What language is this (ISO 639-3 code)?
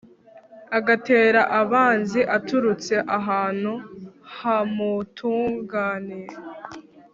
kin